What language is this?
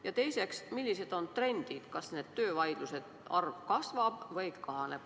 Estonian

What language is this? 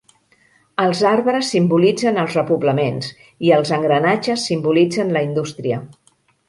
Catalan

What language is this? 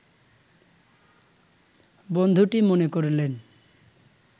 Bangla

